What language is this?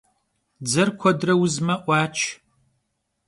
Kabardian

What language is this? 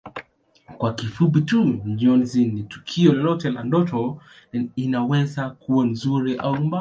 Swahili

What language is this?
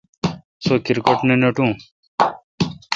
Kalkoti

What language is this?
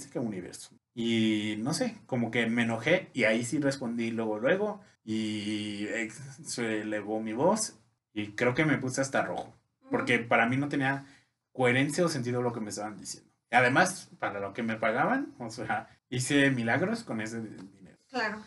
Spanish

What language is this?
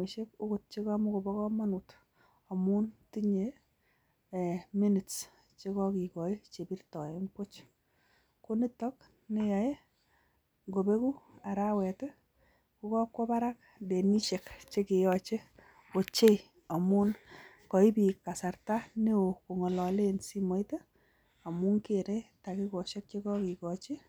Kalenjin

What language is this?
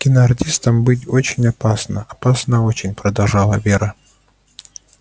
Russian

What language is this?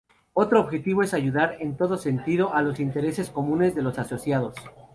Spanish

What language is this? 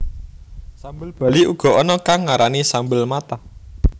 Javanese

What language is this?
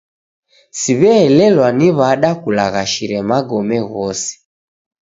Taita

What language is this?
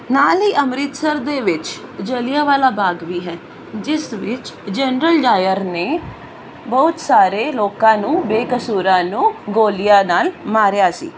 Punjabi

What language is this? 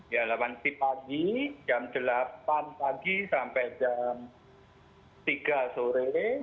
Indonesian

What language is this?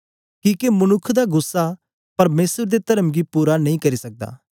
Dogri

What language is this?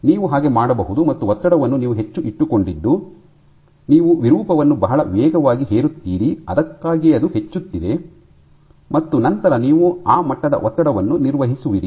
Kannada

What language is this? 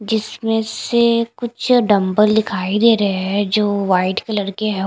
Hindi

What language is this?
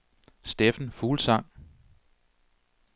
Danish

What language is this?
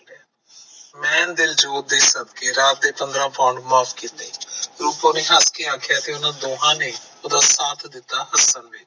Punjabi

